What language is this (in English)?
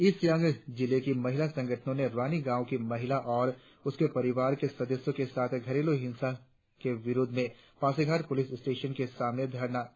Hindi